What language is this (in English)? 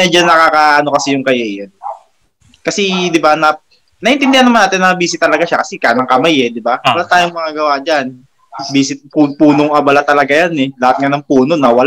Filipino